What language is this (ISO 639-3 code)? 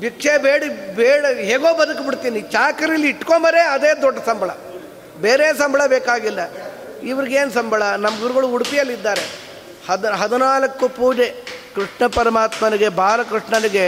kan